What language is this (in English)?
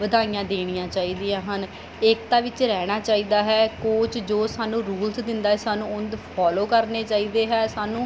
Punjabi